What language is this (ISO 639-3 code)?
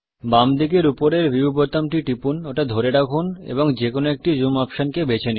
ben